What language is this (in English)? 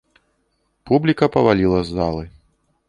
Belarusian